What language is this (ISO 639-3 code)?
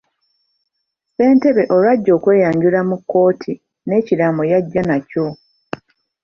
lug